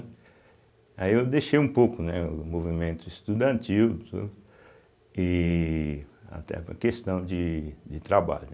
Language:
Portuguese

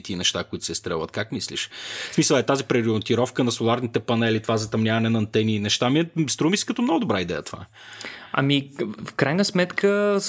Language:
Bulgarian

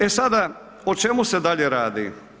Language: Croatian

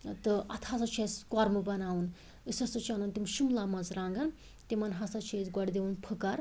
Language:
Kashmiri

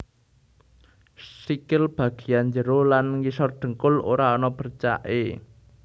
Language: Javanese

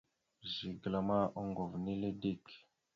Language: Mada (Cameroon)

